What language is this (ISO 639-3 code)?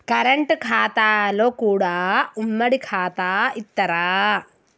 tel